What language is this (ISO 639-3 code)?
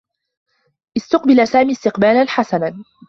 ara